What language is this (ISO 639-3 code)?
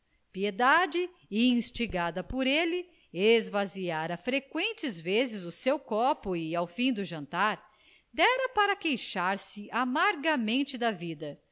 por